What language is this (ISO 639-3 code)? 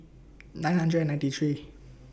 eng